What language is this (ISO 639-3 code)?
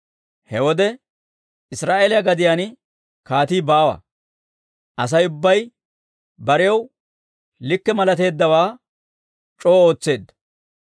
dwr